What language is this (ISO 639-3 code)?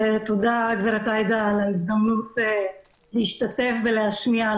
heb